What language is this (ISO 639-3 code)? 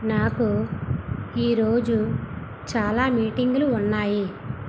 tel